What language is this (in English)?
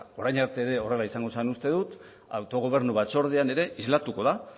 Basque